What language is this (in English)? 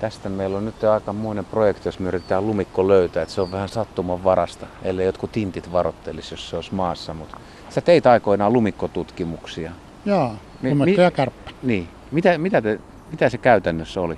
Finnish